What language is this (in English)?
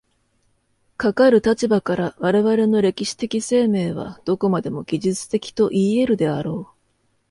Japanese